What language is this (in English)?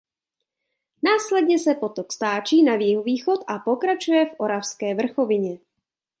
Czech